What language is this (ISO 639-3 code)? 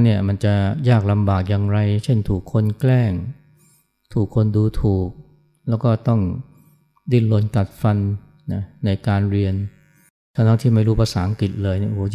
tha